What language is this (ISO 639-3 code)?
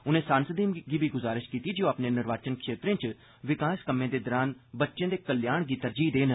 doi